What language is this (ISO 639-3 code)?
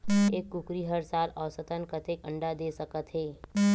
hne